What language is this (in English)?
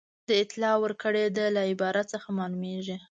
Pashto